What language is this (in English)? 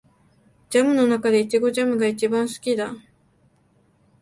Japanese